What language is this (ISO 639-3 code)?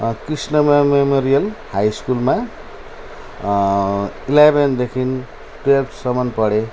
nep